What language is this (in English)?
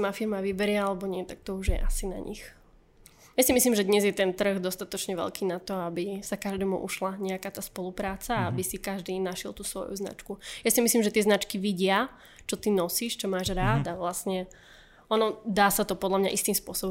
Slovak